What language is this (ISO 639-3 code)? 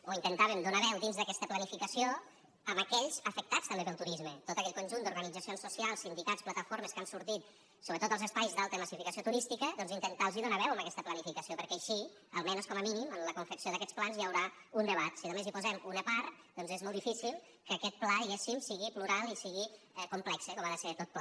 cat